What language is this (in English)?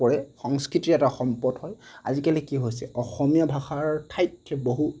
Assamese